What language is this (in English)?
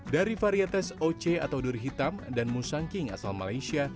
Indonesian